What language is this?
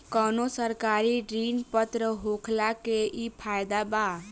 Bhojpuri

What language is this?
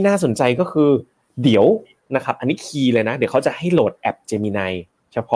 Thai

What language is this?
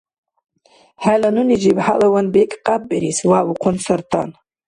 Dargwa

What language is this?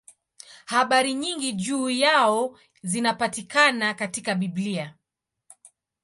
Swahili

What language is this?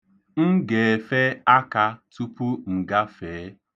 Igbo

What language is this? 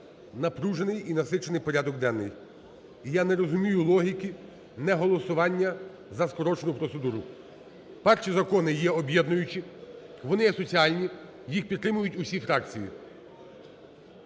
Ukrainian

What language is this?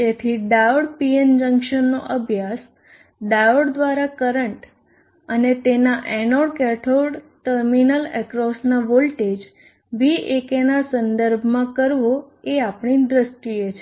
Gujarati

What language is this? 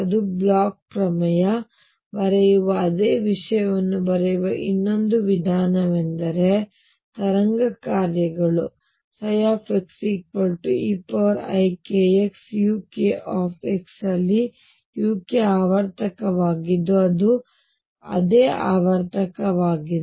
Kannada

